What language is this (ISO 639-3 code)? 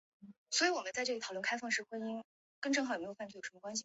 zho